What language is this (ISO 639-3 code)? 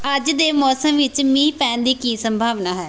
pan